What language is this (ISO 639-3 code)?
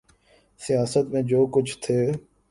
urd